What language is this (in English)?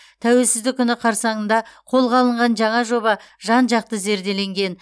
Kazakh